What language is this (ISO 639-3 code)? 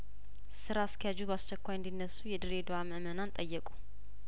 amh